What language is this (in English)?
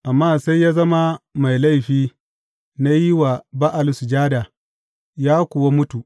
Hausa